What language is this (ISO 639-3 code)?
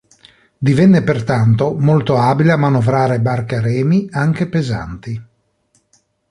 ita